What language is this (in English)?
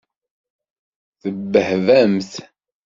Kabyle